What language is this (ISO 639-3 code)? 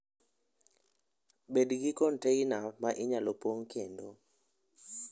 luo